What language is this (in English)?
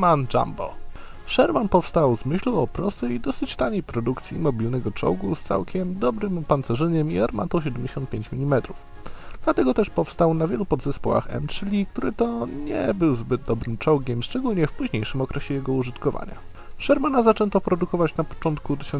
Polish